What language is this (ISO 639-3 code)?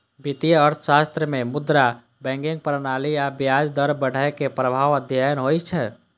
mai